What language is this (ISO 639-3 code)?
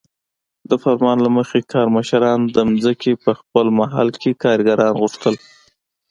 pus